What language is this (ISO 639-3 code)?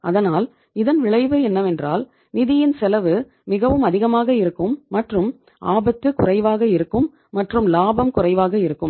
tam